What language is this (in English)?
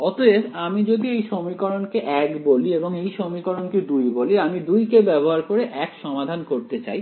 Bangla